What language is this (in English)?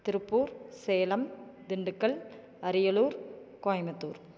Tamil